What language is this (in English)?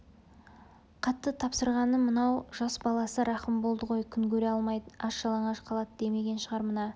Kazakh